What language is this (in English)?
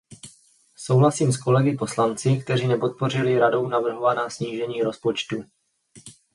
Czech